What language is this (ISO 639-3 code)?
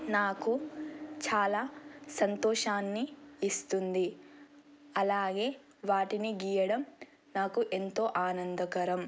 tel